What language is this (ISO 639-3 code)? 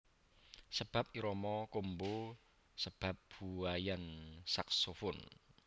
jav